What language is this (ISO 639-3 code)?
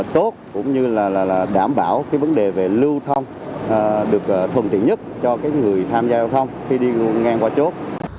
vie